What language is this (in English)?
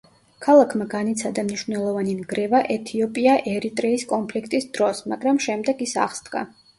Georgian